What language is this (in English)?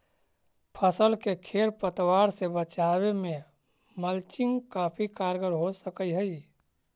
Magahi